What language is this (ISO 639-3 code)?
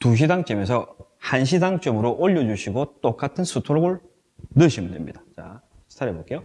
kor